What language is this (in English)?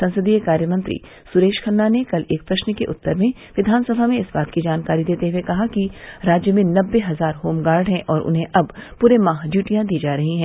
Hindi